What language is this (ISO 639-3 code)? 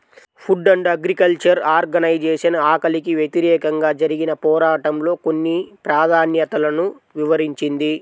tel